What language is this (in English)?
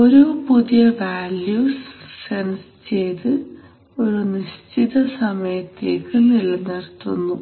Malayalam